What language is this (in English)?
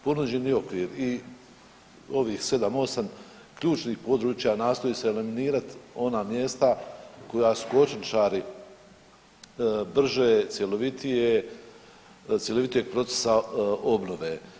Croatian